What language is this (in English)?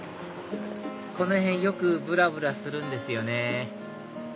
Japanese